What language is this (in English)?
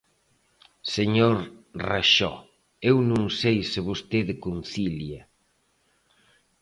Galician